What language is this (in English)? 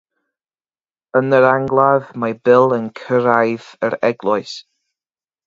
Welsh